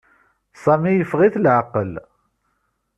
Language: Kabyle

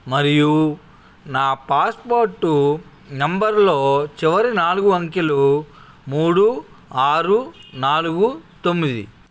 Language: Telugu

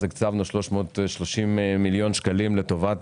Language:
Hebrew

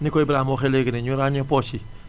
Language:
Wolof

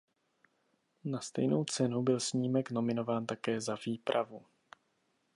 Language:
Czech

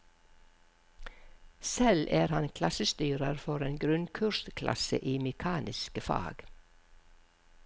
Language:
Norwegian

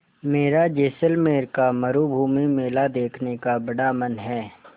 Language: Hindi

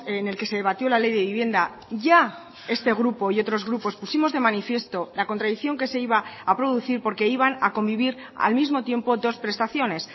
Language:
Spanish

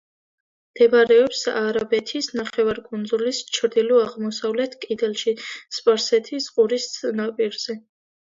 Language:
Georgian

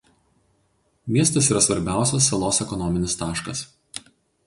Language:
Lithuanian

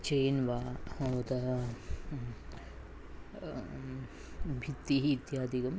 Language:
Sanskrit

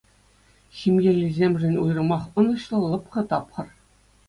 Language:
Chuvash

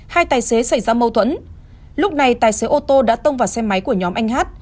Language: Vietnamese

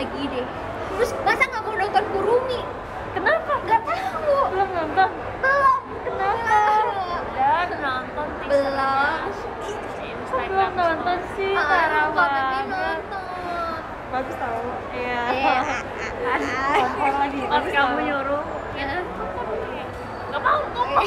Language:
Indonesian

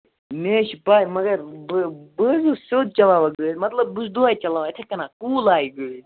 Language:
Kashmiri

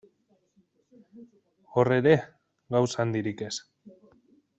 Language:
Basque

